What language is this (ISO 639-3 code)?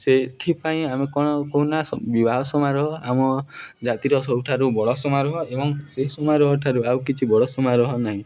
ori